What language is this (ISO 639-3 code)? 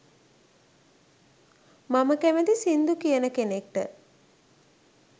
sin